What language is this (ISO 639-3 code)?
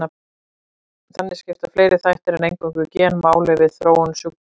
isl